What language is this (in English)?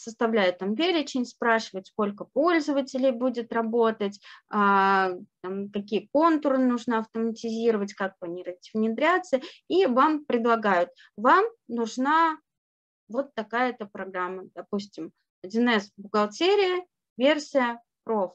Russian